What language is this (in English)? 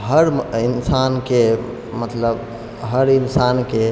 Maithili